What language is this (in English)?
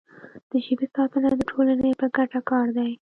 Pashto